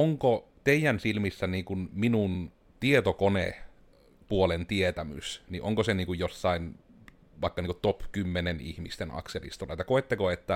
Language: Finnish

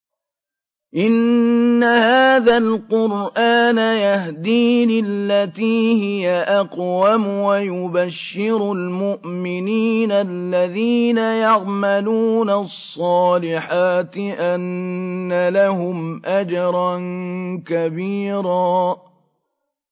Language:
Arabic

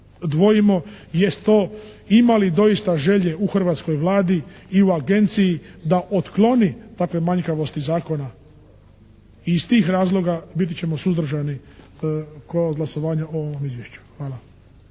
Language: Croatian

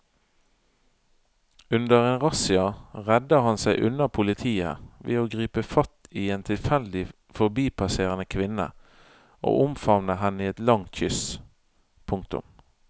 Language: Norwegian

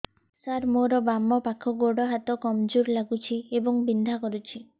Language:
Odia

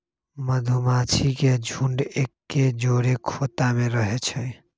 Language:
Magahi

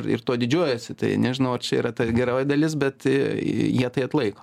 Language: Lithuanian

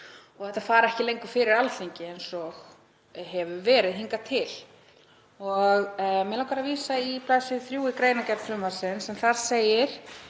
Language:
Icelandic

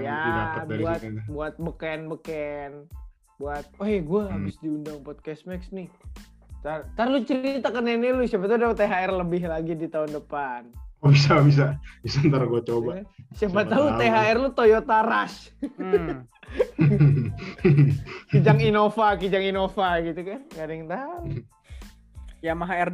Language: Indonesian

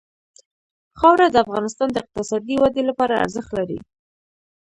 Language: Pashto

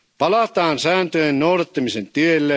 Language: Finnish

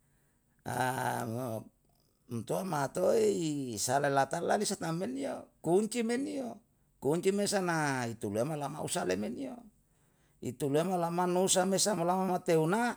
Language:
Yalahatan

